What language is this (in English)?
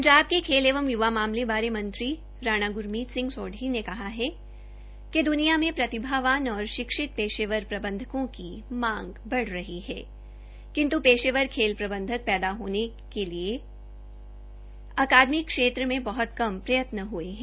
Hindi